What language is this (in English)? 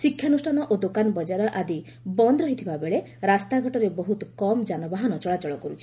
Odia